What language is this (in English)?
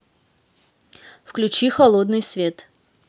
Russian